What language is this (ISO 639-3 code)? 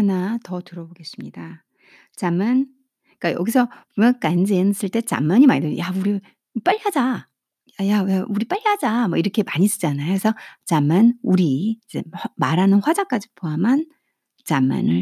kor